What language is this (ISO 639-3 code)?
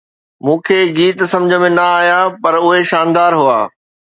snd